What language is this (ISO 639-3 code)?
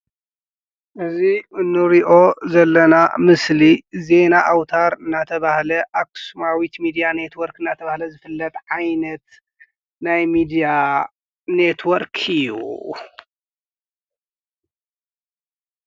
tir